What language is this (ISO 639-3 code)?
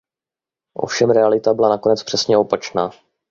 ces